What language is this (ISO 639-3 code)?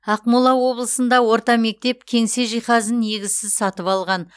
kaz